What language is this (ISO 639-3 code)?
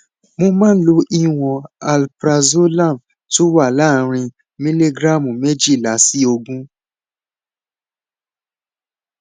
yor